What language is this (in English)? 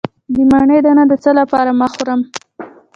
Pashto